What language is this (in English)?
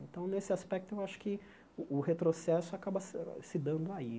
Portuguese